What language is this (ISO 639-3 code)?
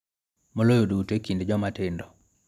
luo